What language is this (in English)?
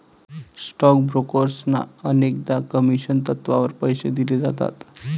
Marathi